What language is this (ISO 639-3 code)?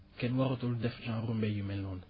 wol